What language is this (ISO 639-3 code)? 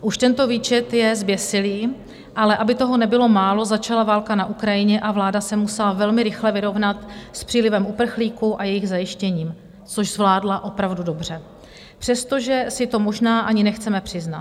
ces